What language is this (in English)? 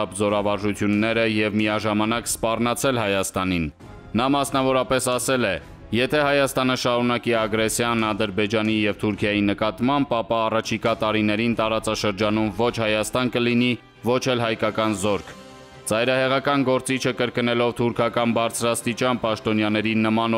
Romanian